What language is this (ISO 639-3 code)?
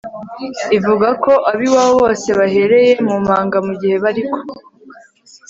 kin